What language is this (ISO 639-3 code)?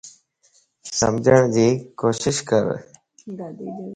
lss